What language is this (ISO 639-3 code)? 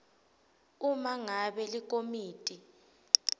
ssw